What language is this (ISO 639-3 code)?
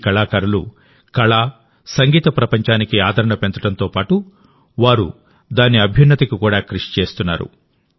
tel